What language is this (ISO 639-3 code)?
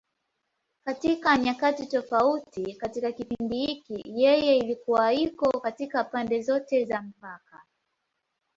swa